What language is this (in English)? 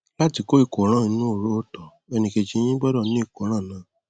Yoruba